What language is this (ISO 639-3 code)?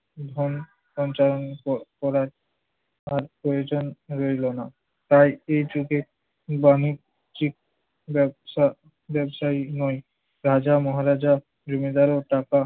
ben